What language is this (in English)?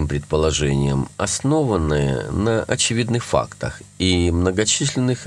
Russian